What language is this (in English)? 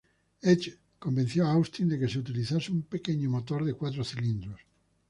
Spanish